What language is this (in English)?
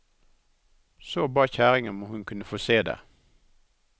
Norwegian